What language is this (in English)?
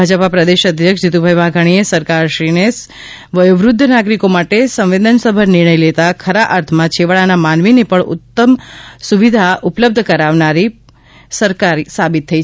Gujarati